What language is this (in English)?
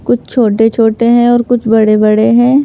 Hindi